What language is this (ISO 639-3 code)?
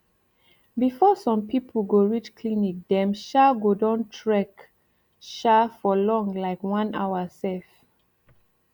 pcm